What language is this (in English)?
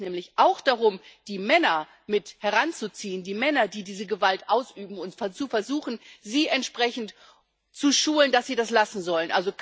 German